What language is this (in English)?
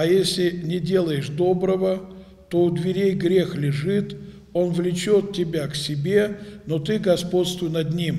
Russian